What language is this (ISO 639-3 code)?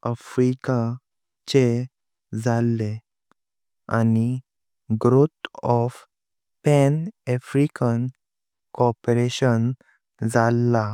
kok